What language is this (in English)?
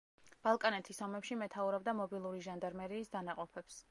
Georgian